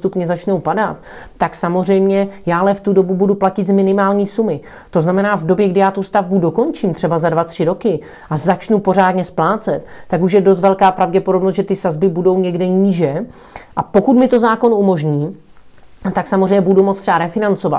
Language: Czech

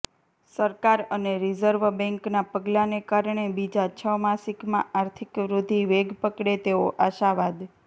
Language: Gujarati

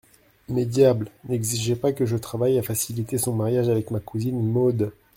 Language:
French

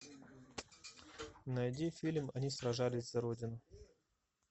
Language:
Russian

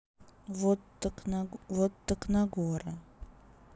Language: Russian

